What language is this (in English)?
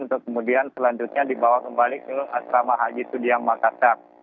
Indonesian